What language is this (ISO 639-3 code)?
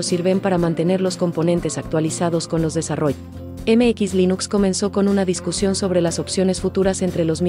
spa